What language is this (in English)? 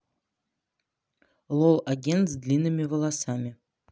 Russian